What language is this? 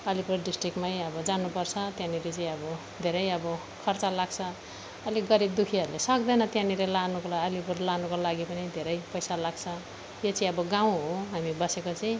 Nepali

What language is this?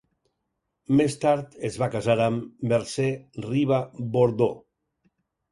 Catalan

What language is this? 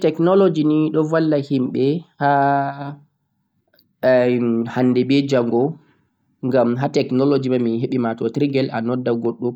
Central-Eastern Niger Fulfulde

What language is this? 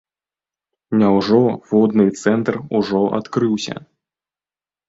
Belarusian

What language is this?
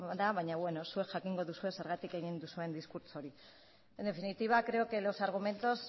Basque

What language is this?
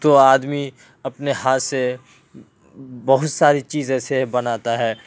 Urdu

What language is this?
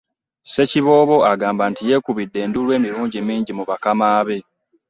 Ganda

